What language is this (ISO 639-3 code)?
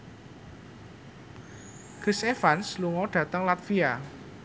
jav